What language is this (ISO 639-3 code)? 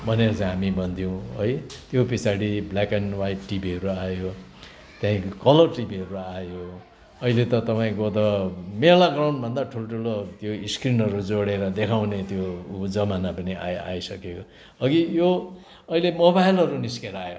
nep